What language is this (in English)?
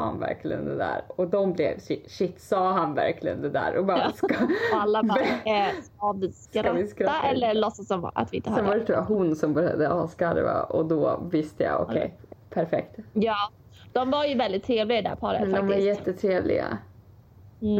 Swedish